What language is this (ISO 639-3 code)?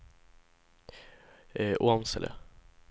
swe